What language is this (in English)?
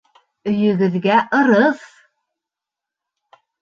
Bashkir